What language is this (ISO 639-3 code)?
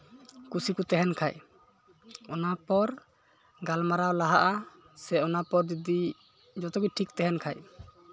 sat